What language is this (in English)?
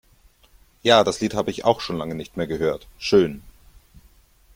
German